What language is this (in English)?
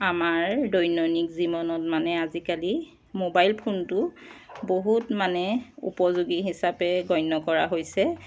Assamese